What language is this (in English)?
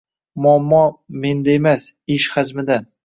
Uzbek